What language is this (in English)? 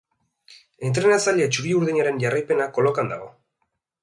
Basque